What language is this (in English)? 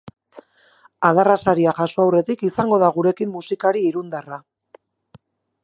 Basque